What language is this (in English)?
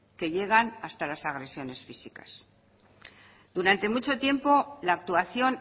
Spanish